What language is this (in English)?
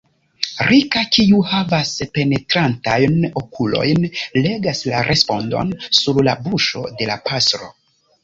Esperanto